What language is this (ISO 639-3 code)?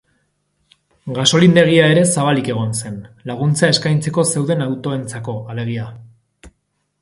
eus